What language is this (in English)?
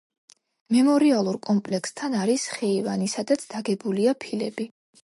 Georgian